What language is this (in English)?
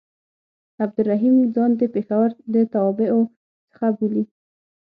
Pashto